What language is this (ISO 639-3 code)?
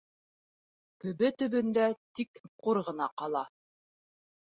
bak